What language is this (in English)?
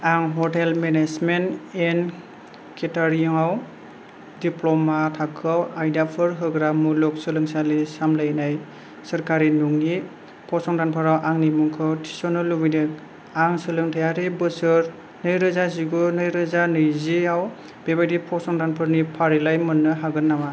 Bodo